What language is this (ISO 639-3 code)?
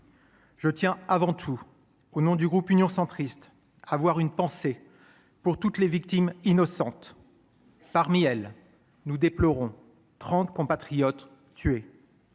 fra